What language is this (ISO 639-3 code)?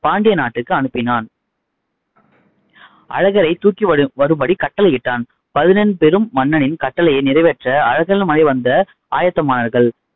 tam